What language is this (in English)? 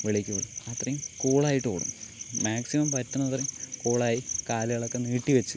Malayalam